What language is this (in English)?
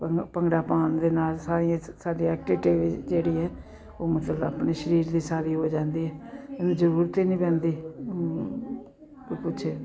Punjabi